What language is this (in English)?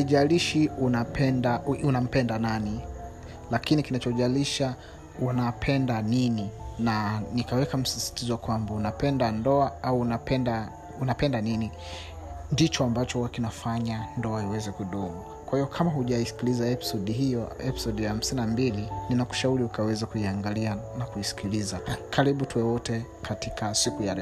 Swahili